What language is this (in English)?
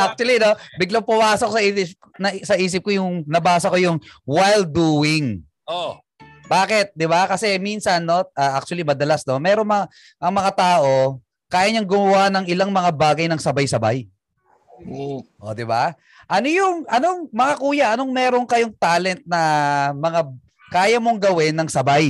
Filipino